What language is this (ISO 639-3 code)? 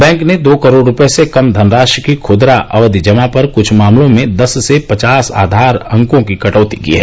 hin